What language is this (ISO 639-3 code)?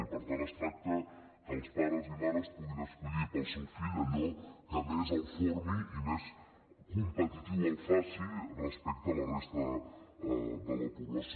cat